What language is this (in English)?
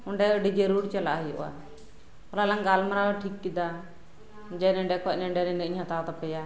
Santali